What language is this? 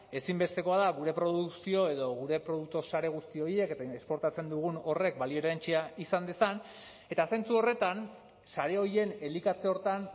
Basque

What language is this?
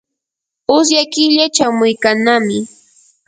Yanahuanca Pasco Quechua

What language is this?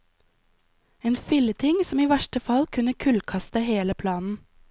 Norwegian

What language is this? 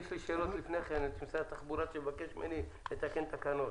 Hebrew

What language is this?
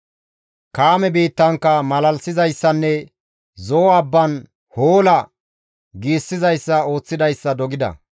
Gamo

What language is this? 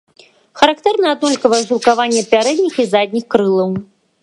Belarusian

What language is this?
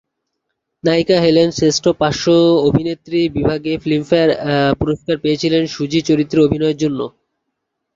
Bangla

